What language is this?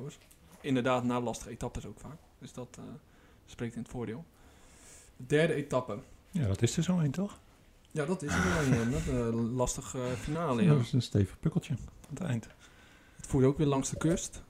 Dutch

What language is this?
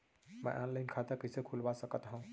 Chhattisgarhi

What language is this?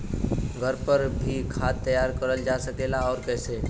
Bhojpuri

